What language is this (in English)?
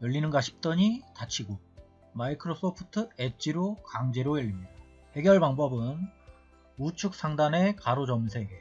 Korean